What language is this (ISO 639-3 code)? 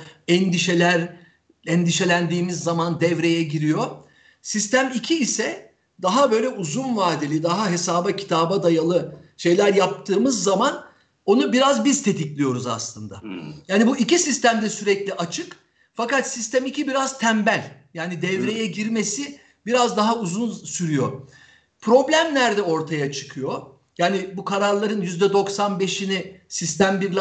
tur